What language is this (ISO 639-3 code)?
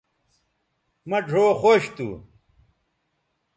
btv